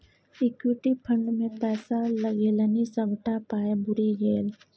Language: Maithili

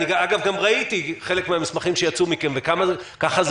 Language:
Hebrew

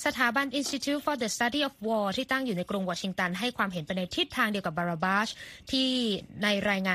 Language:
Thai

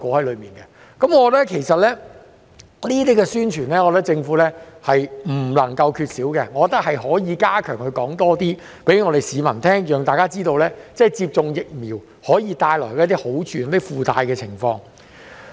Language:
Cantonese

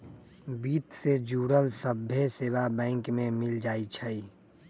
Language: Magahi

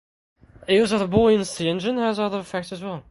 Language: English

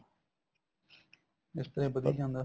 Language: Punjabi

